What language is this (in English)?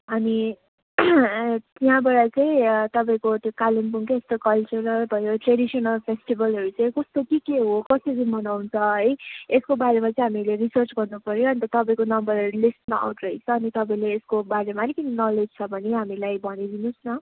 Nepali